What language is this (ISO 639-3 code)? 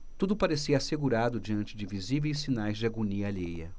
por